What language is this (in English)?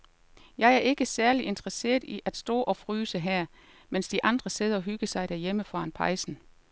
Danish